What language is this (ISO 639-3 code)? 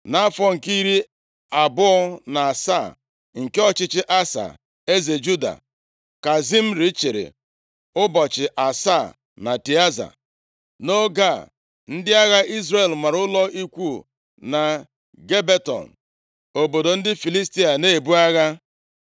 ibo